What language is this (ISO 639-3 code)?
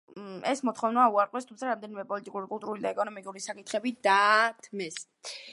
kat